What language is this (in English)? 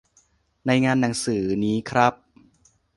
Thai